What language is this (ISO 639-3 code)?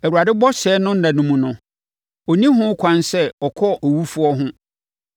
aka